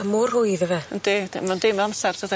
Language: Welsh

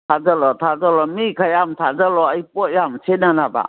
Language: Manipuri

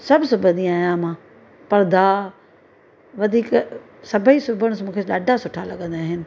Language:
Sindhi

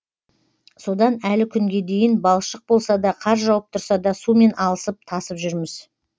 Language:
Kazakh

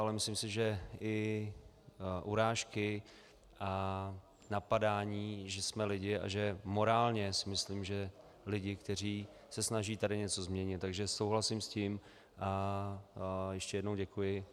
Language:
Czech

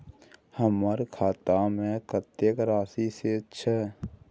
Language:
Maithili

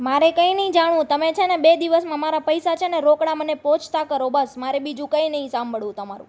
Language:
Gujarati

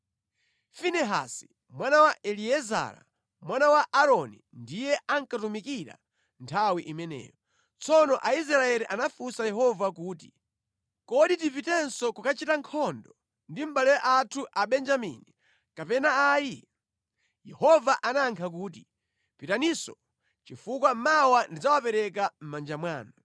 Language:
Nyanja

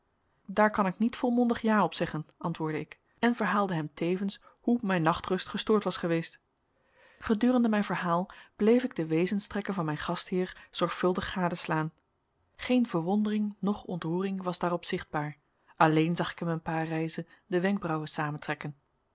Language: Dutch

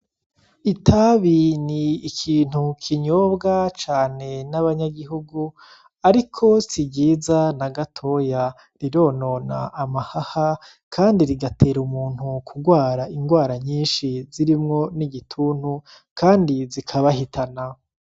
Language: Rundi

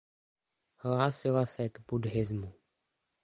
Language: Czech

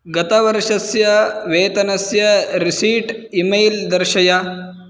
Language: Sanskrit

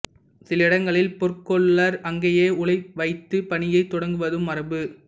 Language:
Tamil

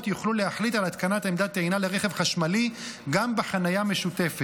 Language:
Hebrew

